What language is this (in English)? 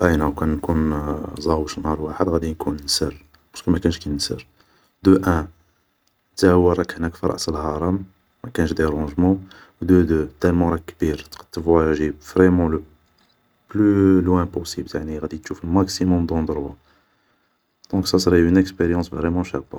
Algerian Arabic